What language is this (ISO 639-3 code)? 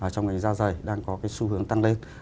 vie